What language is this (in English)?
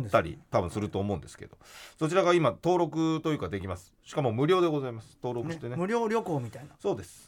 Japanese